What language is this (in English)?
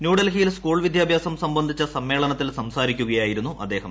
Malayalam